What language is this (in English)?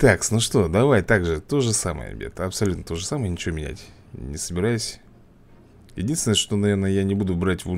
Russian